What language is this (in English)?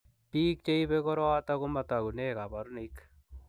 Kalenjin